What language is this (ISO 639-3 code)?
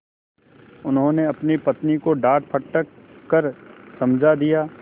hin